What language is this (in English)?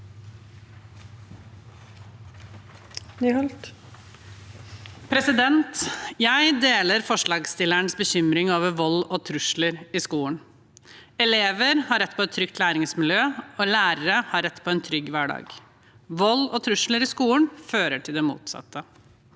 Norwegian